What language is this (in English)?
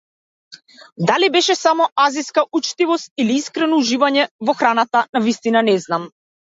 Macedonian